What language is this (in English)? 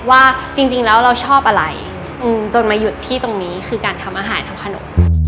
Thai